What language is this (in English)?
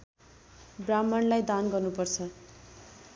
Nepali